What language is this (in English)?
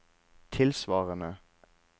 Norwegian